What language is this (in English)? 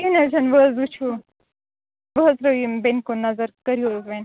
Kashmiri